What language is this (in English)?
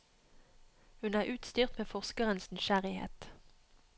Norwegian